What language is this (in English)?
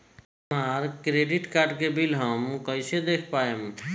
Bhojpuri